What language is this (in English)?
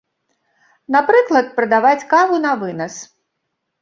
Belarusian